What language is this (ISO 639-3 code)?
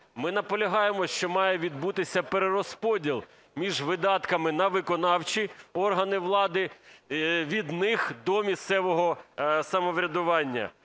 ukr